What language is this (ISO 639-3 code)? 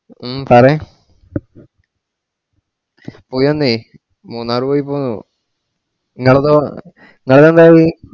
mal